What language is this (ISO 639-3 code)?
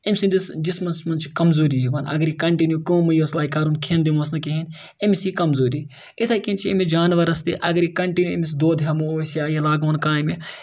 kas